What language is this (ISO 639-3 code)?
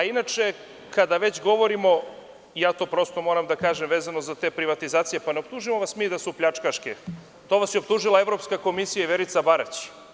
srp